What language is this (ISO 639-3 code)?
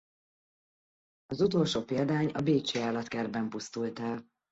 hun